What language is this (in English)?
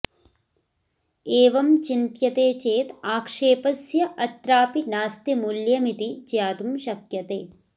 Sanskrit